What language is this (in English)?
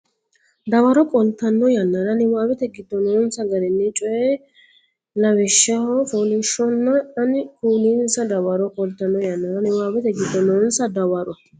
Sidamo